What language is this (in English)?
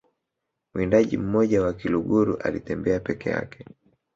Swahili